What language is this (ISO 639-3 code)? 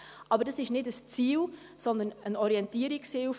gsw